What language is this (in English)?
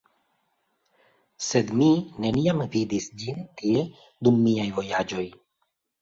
Esperanto